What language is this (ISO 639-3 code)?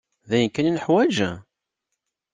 kab